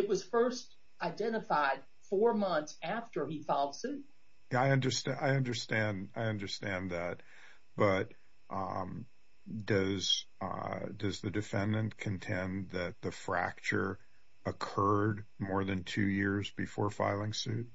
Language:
English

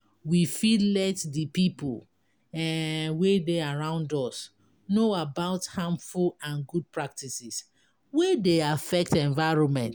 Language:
Nigerian Pidgin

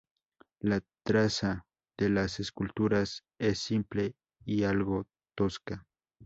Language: Spanish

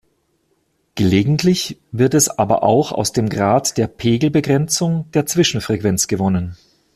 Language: German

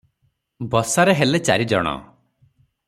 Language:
Odia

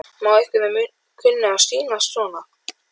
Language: Icelandic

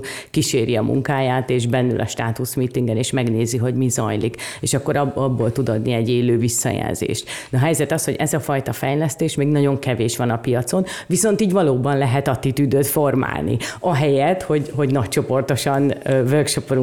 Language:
Hungarian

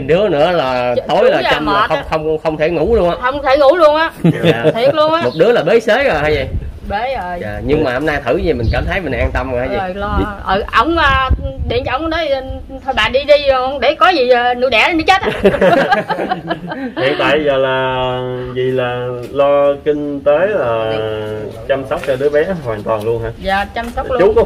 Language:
Vietnamese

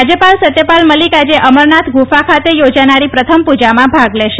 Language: Gujarati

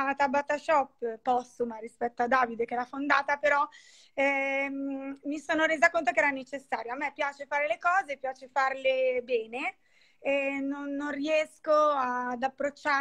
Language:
Italian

